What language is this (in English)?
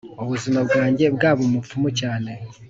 Kinyarwanda